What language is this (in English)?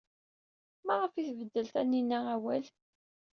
Kabyle